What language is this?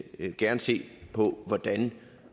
Danish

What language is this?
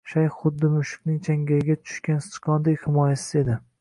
Uzbek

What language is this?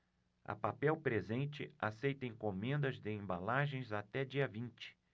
Portuguese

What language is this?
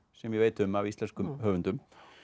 Icelandic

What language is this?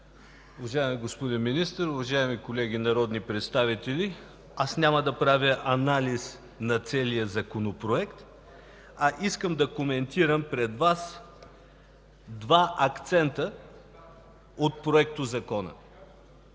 Bulgarian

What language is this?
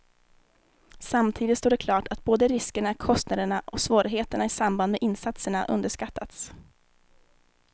Swedish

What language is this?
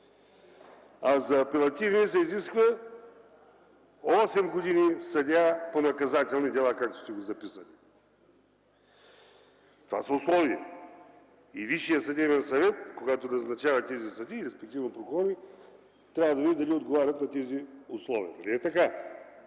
Bulgarian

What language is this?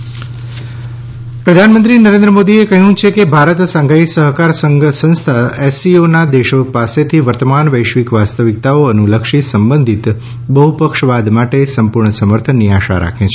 Gujarati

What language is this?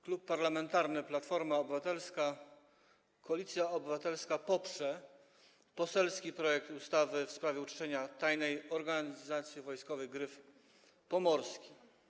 Polish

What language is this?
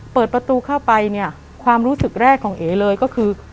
Thai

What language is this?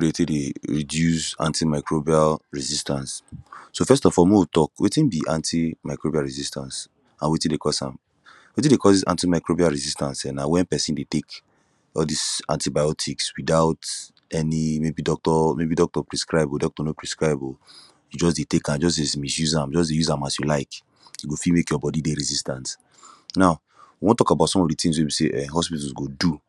Nigerian Pidgin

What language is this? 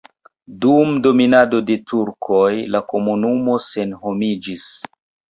Esperanto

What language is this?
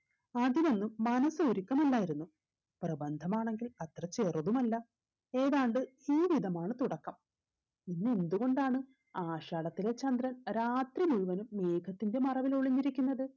Malayalam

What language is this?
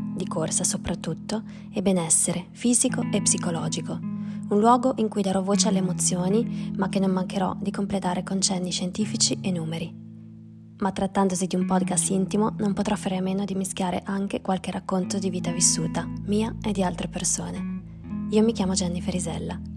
Italian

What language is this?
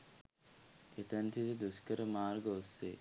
Sinhala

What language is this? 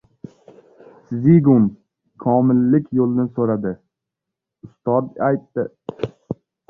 Uzbek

